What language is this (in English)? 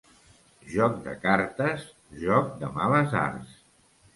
Catalan